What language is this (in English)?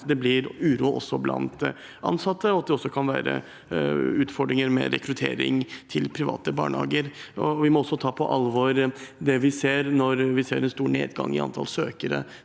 Norwegian